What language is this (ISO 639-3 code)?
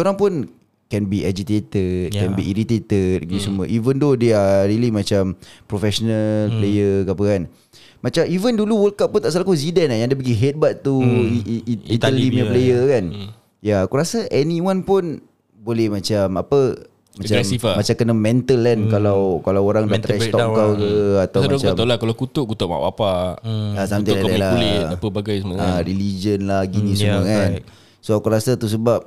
msa